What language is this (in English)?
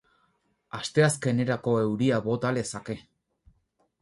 Basque